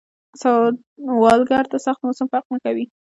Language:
Pashto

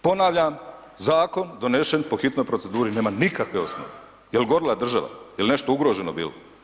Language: Croatian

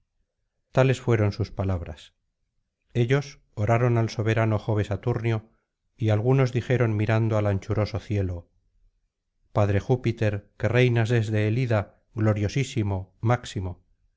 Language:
Spanish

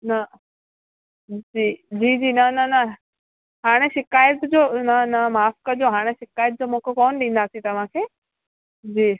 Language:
Sindhi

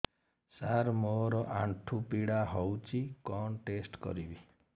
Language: Odia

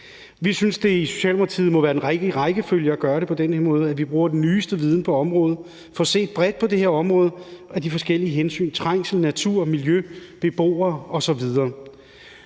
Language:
Danish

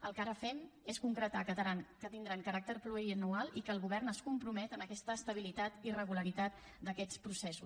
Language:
Catalan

